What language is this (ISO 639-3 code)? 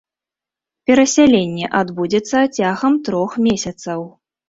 bel